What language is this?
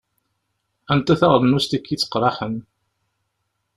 Kabyle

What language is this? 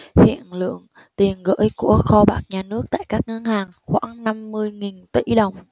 Vietnamese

